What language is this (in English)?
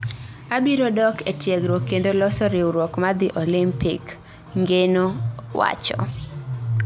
Luo (Kenya and Tanzania)